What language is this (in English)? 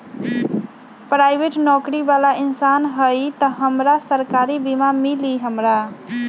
Magahi